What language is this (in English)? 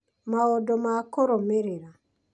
Kikuyu